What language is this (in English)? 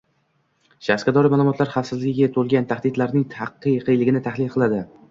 Uzbek